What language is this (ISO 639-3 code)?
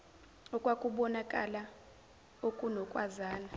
zul